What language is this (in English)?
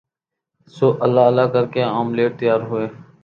Urdu